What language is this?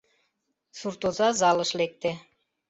Mari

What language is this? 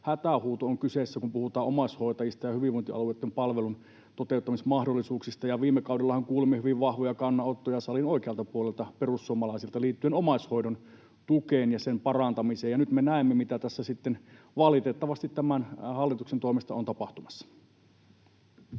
Finnish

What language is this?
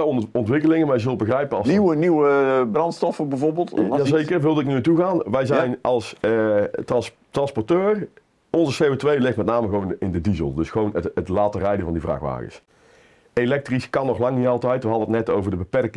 Dutch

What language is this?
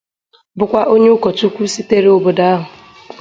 Igbo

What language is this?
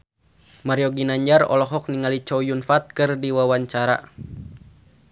Sundanese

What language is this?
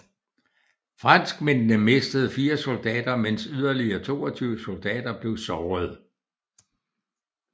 Danish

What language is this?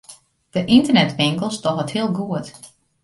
Western Frisian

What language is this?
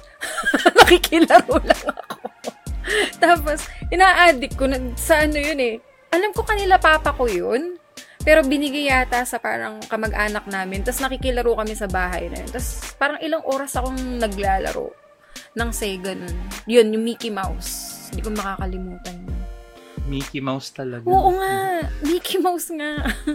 Filipino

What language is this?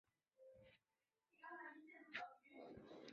Chinese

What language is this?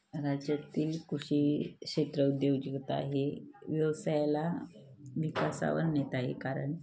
Marathi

